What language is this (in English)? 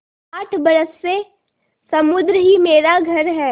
Hindi